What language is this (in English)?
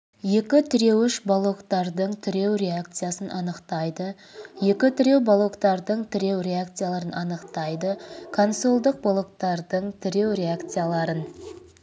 Kazakh